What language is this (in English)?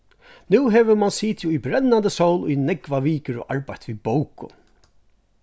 Faroese